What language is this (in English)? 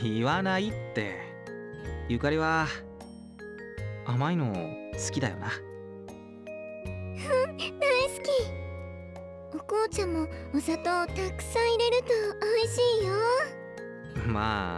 Japanese